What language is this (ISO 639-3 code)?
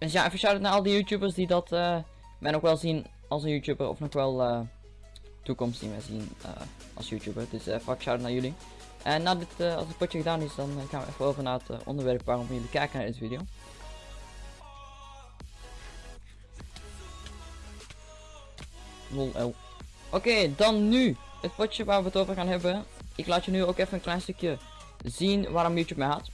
nld